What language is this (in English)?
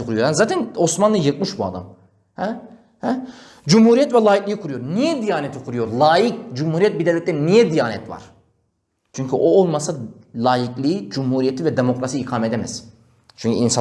Turkish